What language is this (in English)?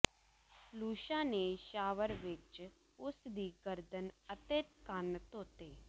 Punjabi